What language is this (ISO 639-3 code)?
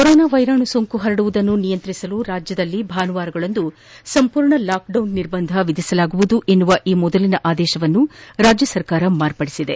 kan